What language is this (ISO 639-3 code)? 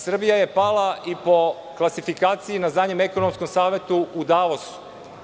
srp